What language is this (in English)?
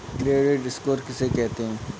Hindi